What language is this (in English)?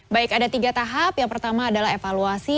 Indonesian